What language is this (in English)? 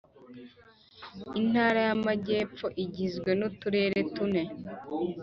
Kinyarwanda